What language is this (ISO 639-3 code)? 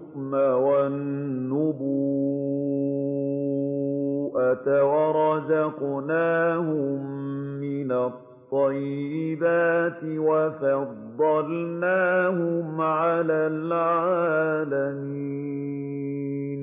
ara